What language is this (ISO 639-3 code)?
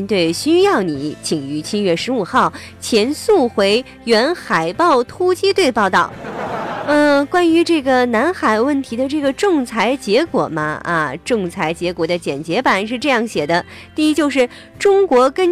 zho